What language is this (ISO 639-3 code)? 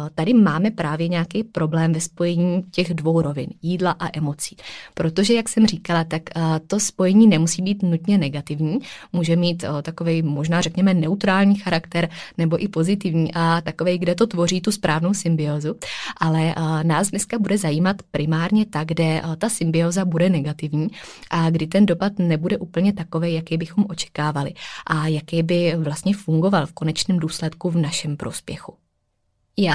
ces